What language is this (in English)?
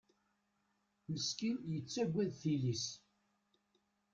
Kabyle